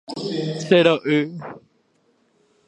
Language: Guarani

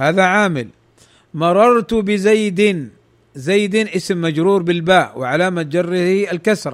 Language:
Arabic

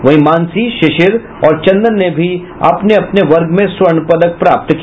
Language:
Hindi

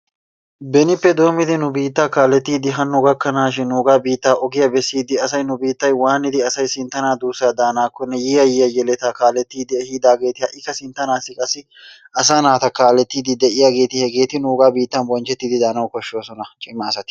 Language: Wolaytta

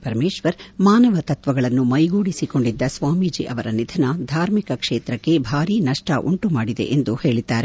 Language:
Kannada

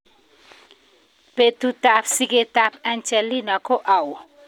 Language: Kalenjin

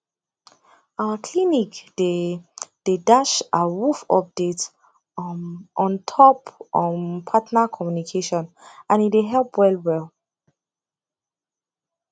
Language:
Nigerian Pidgin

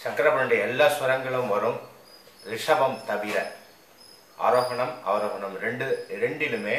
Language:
Greek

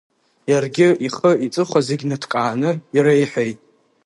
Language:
Abkhazian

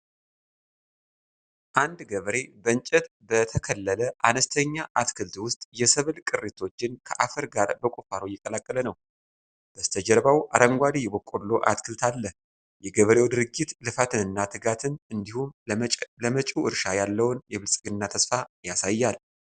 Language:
Amharic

